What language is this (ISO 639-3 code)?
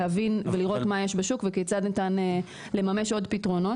heb